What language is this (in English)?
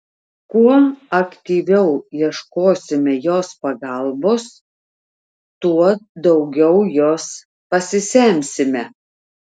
Lithuanian